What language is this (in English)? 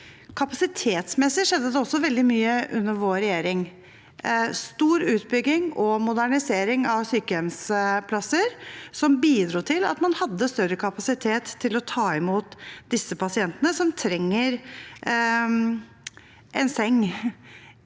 Norwegian